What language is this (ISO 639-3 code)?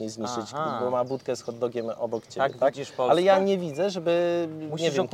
pol